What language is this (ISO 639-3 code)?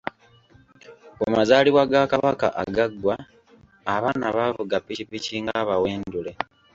lug